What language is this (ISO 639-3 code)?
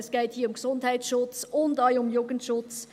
gsw